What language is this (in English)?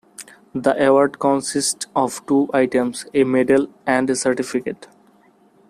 English